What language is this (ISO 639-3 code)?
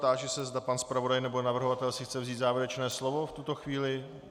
ces